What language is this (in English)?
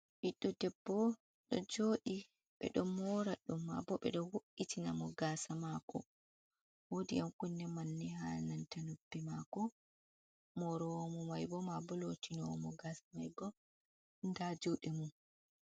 Fula